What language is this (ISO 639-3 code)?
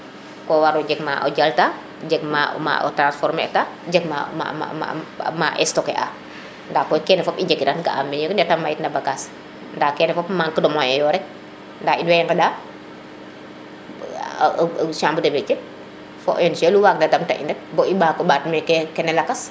srr